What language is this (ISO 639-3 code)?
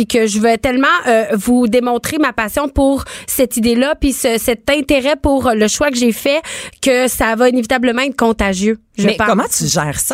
fra